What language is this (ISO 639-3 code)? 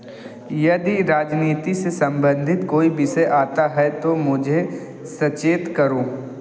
hin